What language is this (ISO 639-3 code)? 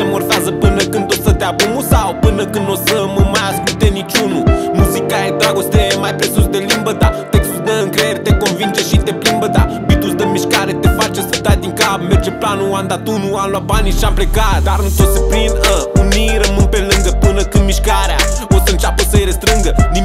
ron